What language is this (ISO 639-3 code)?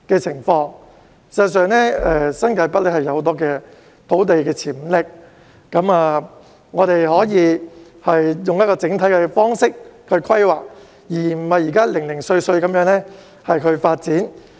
yue